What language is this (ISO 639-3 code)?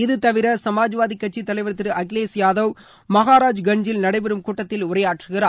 tam